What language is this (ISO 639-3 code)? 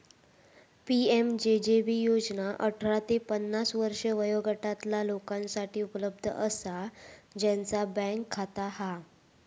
mar